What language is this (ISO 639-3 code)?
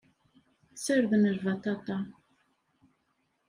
kab